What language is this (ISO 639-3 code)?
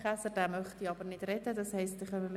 gsw